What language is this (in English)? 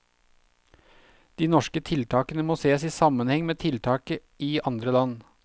Norwegian